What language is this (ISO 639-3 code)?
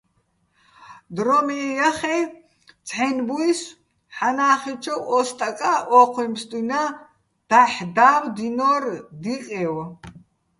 bbl